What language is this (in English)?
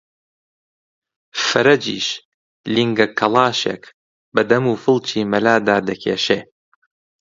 Central Kurdish